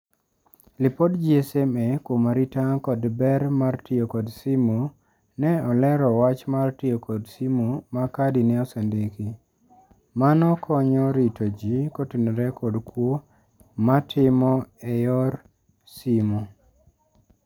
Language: Luo (Kenya and Tanzania)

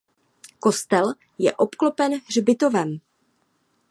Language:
Czech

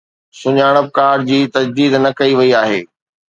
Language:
Sindhi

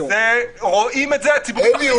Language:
Hebrew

